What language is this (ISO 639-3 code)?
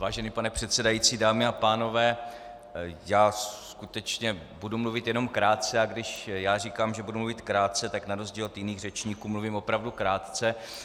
ces